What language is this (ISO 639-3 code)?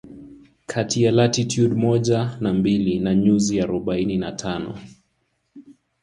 swa